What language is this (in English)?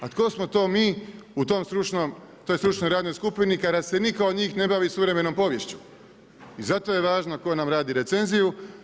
Croatian